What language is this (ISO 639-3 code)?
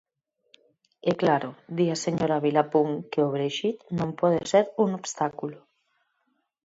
glg